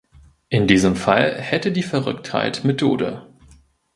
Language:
German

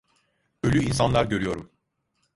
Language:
Turkish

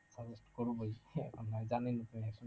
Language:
Bangla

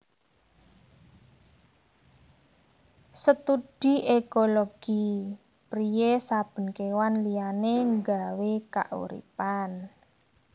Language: Javanese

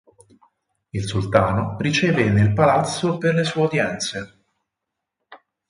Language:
Italian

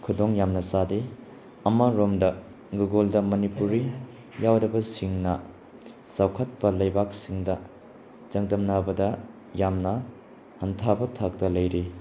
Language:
Manipuri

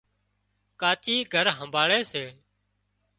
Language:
Wadiyara Koli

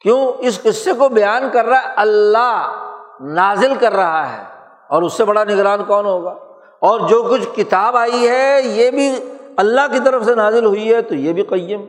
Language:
Urdu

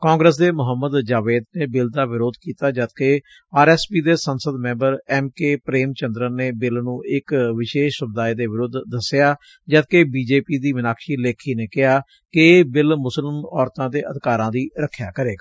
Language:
Punjabi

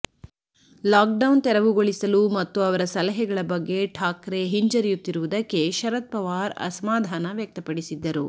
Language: Kannada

